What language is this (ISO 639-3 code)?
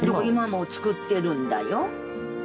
jpn